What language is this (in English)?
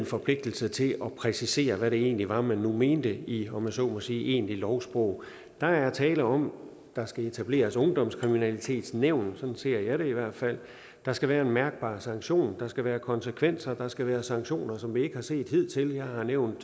Danish